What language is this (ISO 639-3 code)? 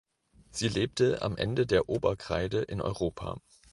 deu